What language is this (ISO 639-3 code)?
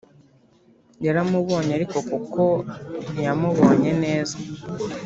kin